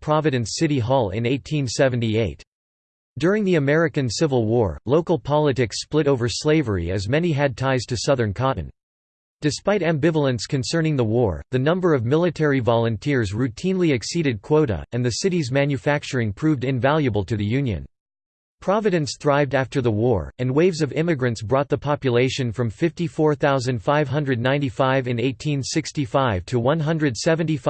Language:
English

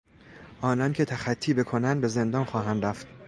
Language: Persian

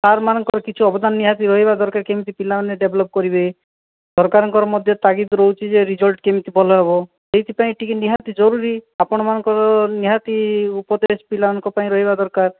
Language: Odia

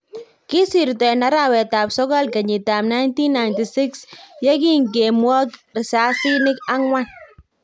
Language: Kalenjin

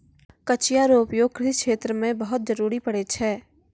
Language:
Maithili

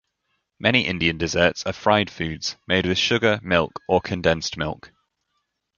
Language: English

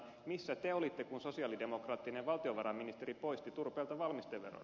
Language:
Finnish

